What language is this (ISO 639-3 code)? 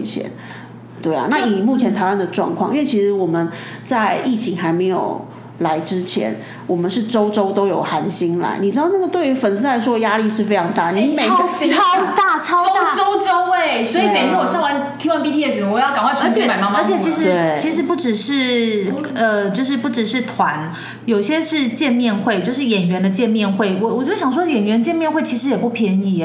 zho